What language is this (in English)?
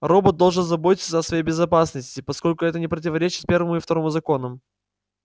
Russian